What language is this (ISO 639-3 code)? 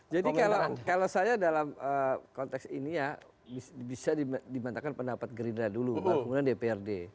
ind